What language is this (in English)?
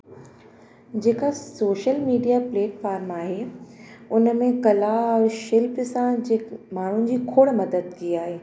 Sindhi